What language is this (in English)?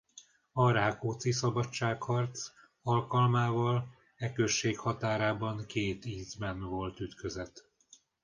Hungarian